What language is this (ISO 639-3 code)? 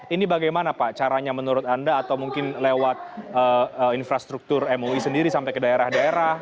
ind